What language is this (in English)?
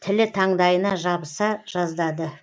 Kazakh